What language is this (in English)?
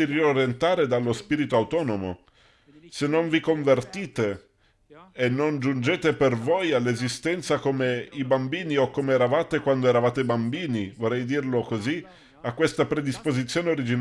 Italian